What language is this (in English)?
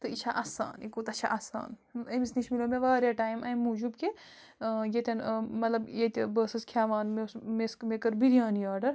Kashmiri